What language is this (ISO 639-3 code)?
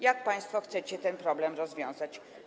pol